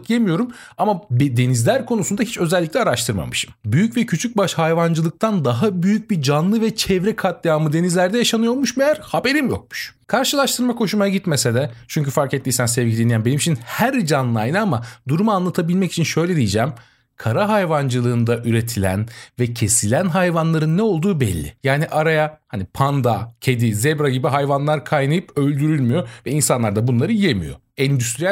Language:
Turkish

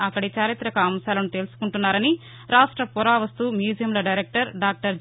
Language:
Telugu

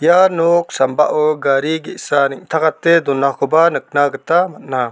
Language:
Garo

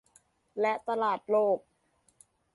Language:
Thai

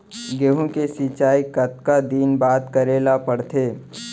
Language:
Chhattisgarhi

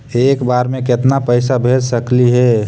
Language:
Magahi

